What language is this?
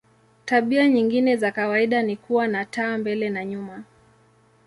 Swahili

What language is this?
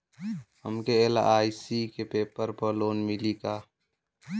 Bhojpuri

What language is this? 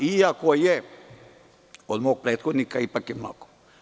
Serbian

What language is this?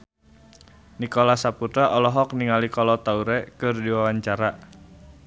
Sundanese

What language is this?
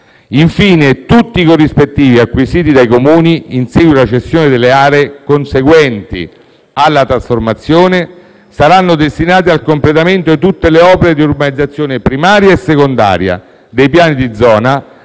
Italian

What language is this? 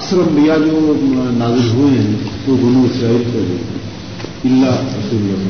Urdu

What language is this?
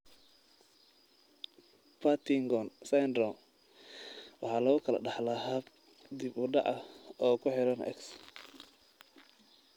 Somali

